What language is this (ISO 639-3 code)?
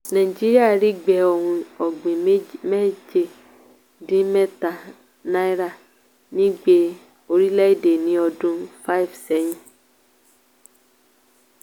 yor